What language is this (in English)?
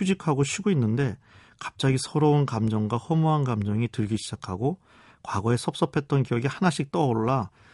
Korean